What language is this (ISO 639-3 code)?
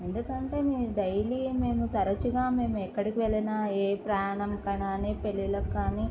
tel